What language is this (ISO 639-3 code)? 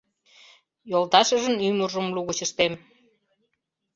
chm